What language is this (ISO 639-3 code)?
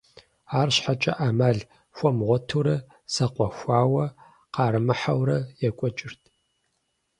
kbd